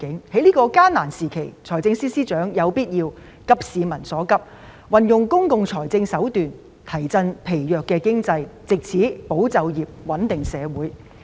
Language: Cantonese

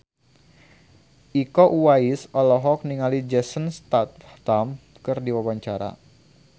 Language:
Sundanese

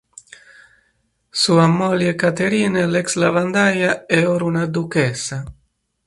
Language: Italian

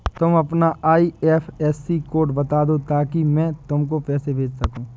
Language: Hindi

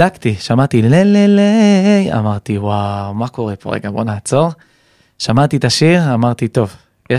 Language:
Hebrew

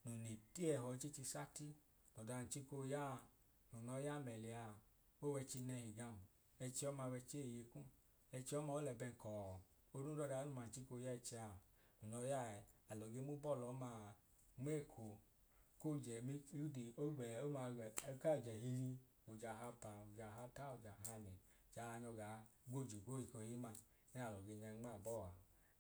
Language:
Idoma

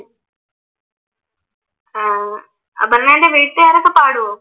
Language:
Malayalam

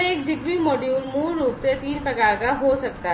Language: Hindi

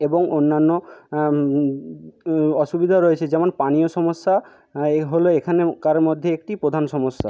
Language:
Bangla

